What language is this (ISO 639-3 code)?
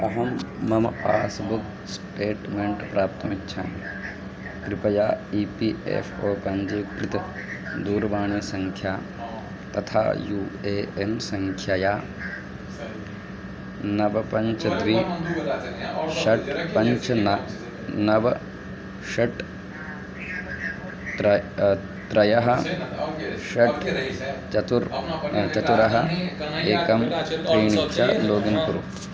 san